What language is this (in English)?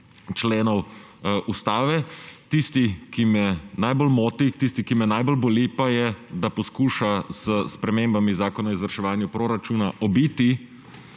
Slovenian